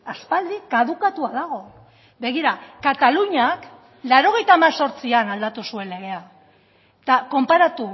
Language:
Basque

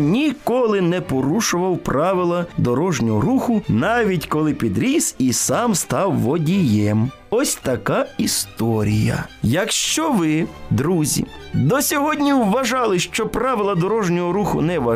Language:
Ukrainian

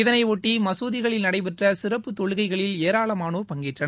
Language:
Tamil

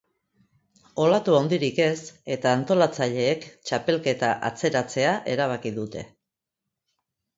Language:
Basque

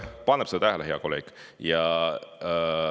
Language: Estonian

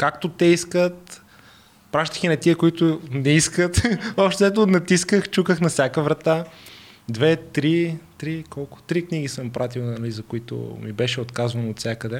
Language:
Bulgarian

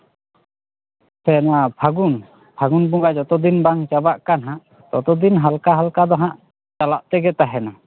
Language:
Santali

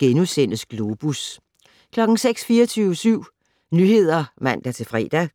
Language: Danish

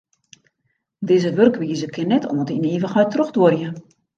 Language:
Western Frisian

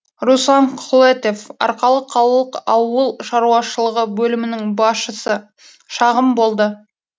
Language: Kazakh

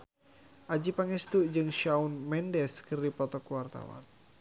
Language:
Sundanese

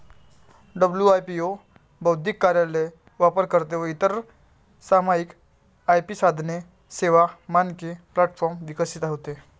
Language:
Marathi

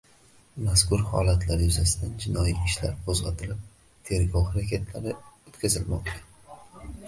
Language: Uzbek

